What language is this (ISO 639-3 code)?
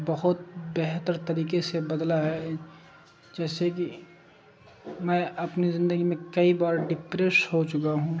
urd